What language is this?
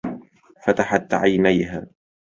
Arabic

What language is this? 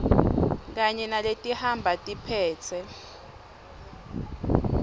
Swati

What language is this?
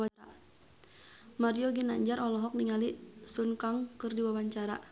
Sundanese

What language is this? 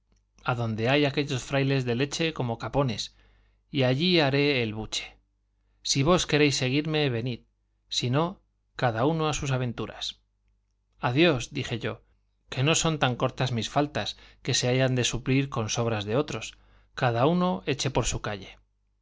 Spanish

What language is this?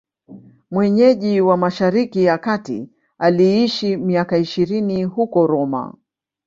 Swahili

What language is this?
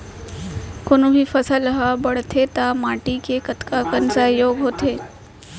Chhattisgarhi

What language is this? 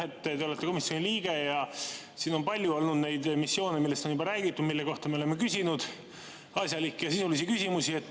Estonian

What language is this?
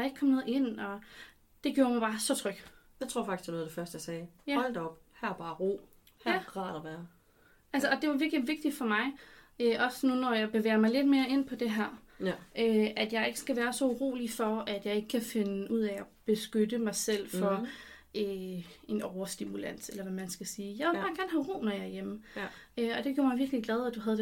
Danish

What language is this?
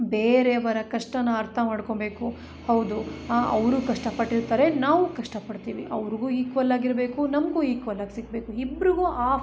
Kannada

